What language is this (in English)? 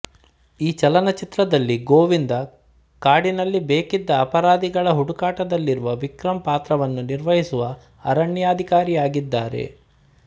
Kannada